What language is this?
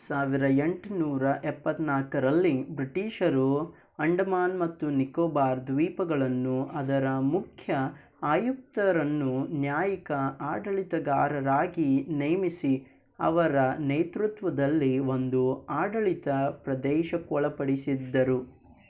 Kannada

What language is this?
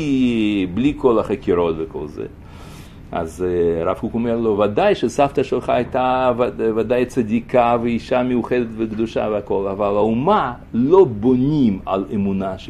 Hebrew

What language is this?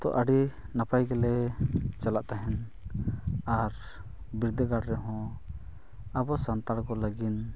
Santali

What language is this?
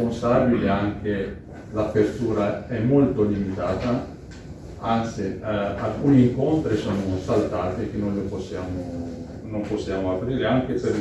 Italian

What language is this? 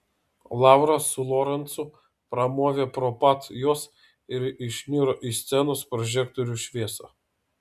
Lithuanian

